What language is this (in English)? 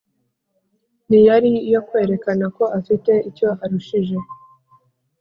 Kinyarwanda